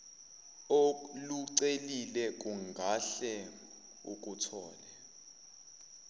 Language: Zulu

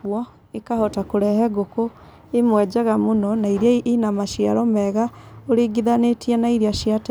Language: Kikuyu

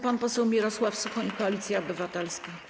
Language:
Polish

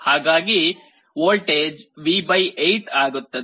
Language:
Kannada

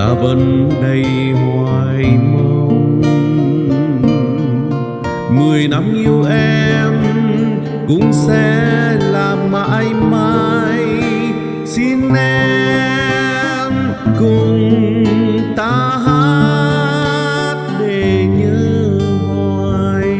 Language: Vietnamese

